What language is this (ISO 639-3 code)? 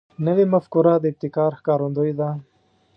pus